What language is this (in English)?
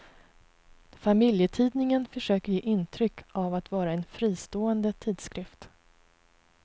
Swedish